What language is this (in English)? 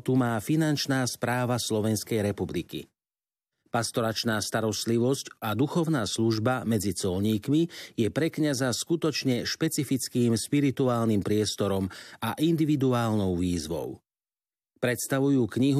Slovak